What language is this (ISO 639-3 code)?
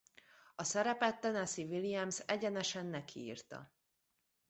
hun